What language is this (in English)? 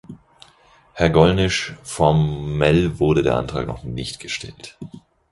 German